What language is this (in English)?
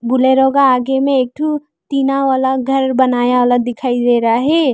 Hindi